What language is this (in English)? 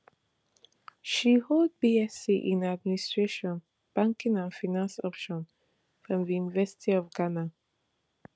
Nigerian Pidgin